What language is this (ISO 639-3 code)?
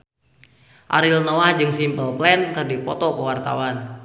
sun